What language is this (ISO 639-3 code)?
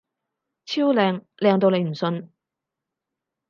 yue